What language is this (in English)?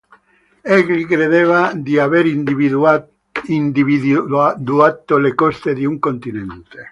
Italian